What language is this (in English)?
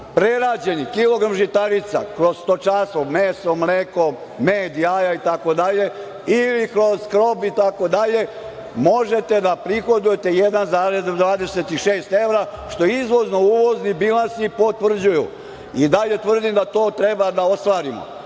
Serbian